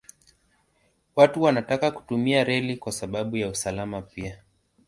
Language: Swahili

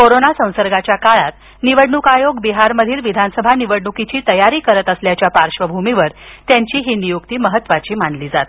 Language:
Marathi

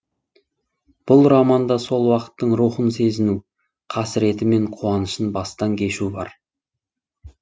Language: Kazakh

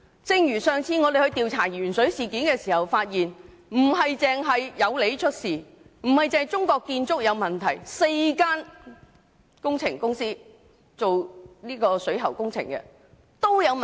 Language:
Cantonese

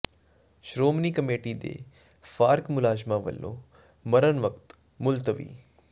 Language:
Punjabi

